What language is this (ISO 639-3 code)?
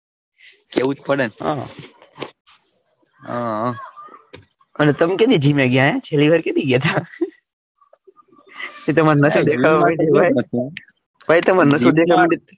guj